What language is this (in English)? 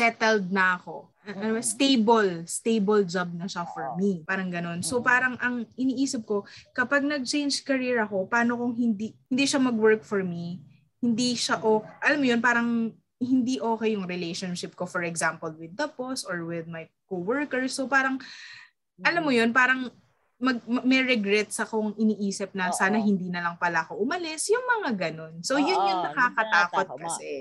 Filipino